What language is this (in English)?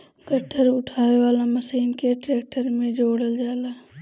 Bhojpuri